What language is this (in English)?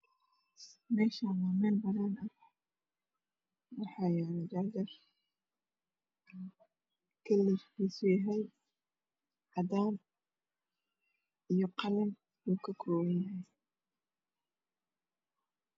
Somali